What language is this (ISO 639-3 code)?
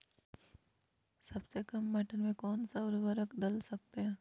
mag